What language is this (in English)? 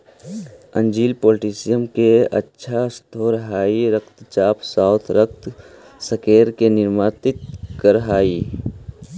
Magahi